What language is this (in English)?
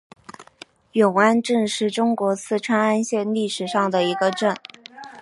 Chinese